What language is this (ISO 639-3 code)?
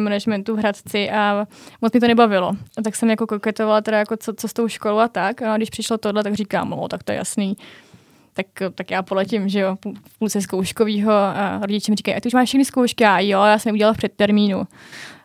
ces